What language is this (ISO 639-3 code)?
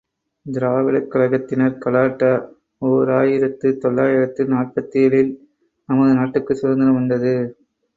tam